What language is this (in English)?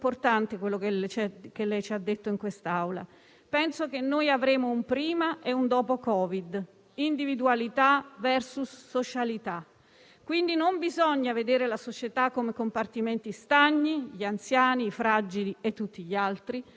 Italian